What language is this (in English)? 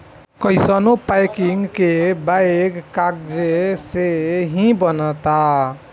Bhojpuri